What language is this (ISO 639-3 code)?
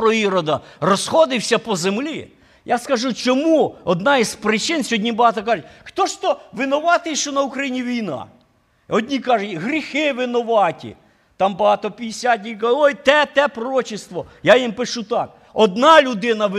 ukr